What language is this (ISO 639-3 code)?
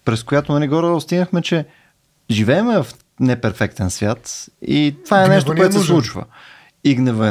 bul